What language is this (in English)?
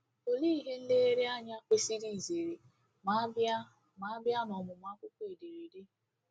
Igbo